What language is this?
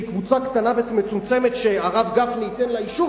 Hebrew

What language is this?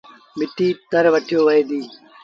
Sindhi Bhil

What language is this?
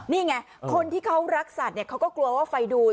Thai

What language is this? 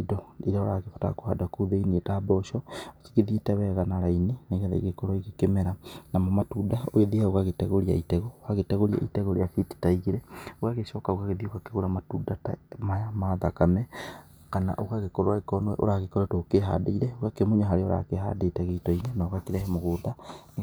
Kikuyu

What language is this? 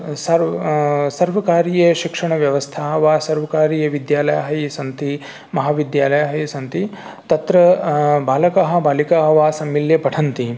Sanskrit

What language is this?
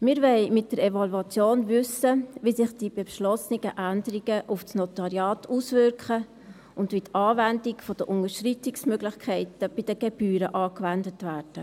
Swiss German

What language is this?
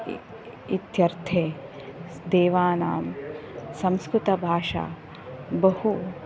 Sanskrit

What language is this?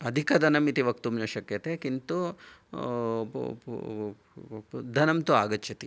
Sanskrit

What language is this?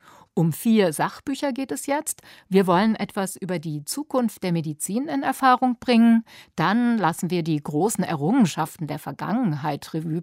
German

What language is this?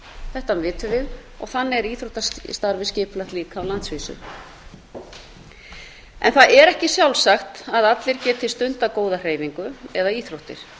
Icelandic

